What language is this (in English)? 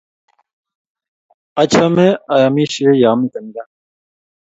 Kalenjin